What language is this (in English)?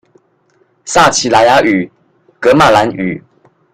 Chinese